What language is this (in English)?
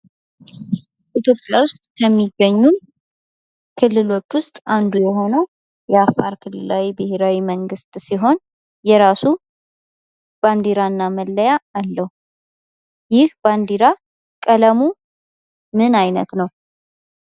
Amharic